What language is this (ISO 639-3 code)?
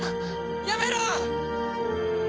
jpn